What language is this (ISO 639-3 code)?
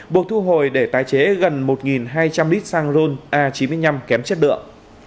vie